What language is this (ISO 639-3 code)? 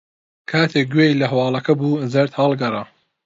ckb